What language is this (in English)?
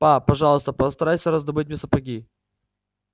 Russian